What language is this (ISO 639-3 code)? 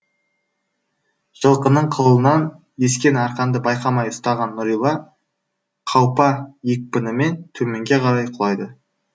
kaz